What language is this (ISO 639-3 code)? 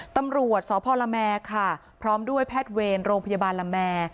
tha